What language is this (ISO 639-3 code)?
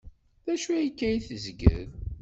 kab